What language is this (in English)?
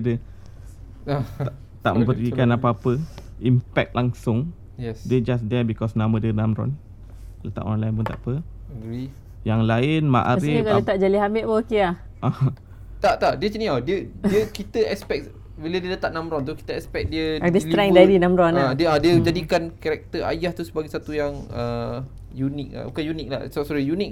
Malay